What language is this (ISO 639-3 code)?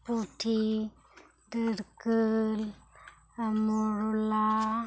sat